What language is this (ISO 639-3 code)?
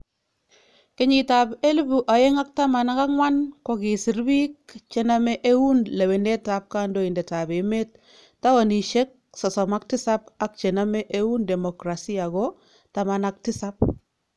kln